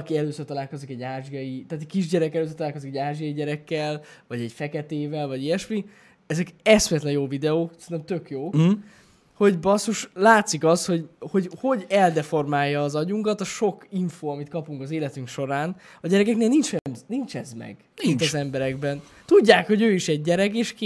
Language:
Hungarian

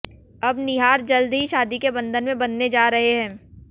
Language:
Hindi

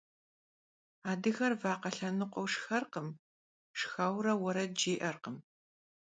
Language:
Kabardian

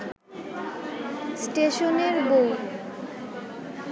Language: Bangla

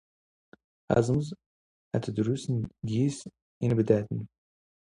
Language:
Standard Moroccan Tamazight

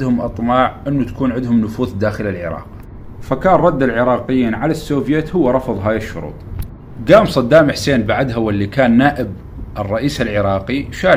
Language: Arabic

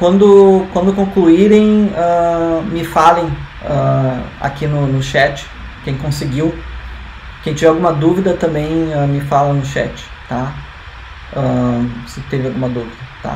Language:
Portuguese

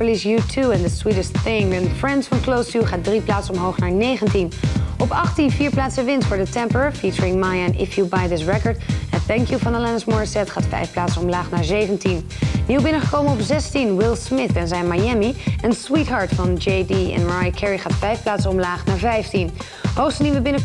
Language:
Dutch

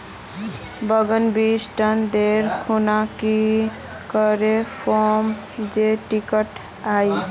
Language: Magahi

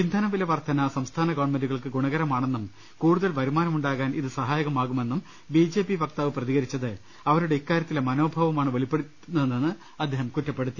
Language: Malayalam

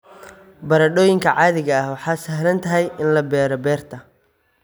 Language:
Somali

